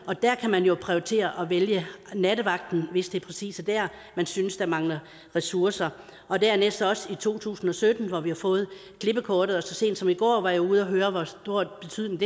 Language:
Danish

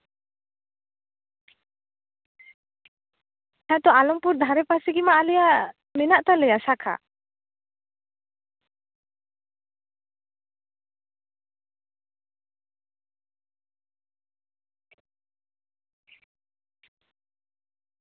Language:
Santali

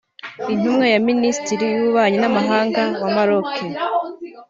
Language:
Kinyarwanda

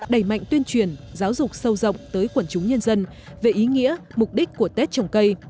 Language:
Vietnamese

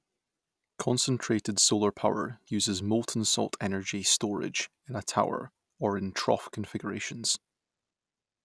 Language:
English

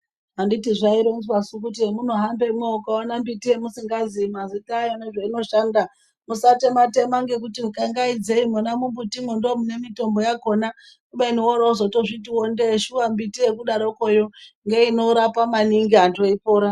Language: Ndau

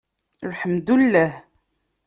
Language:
Kabyle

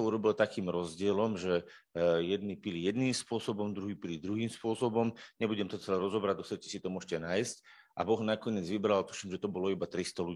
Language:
Slovak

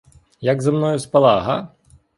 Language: Ukrainian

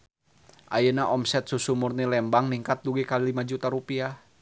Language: Sundanese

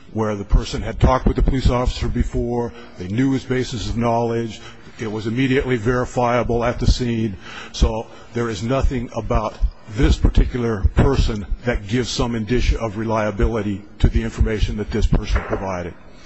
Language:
English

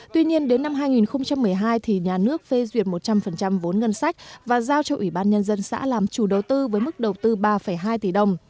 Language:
Vietnamese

